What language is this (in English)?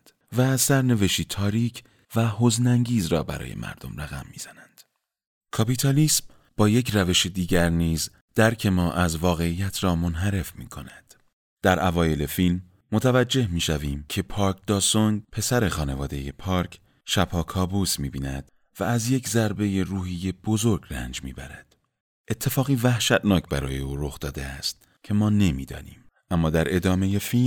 Persian